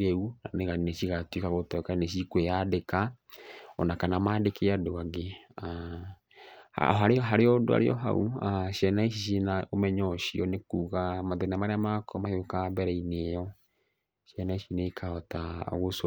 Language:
Kikuyu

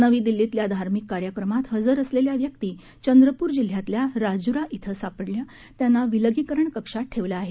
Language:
Marathi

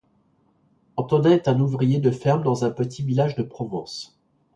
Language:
French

